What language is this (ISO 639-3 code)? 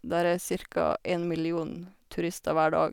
nor